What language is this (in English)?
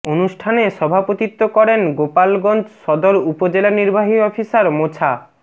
Bangla